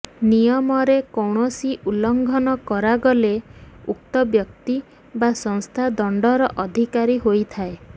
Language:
Odia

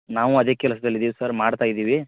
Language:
Kannada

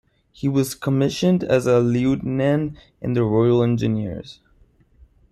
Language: English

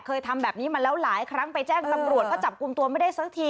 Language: Thai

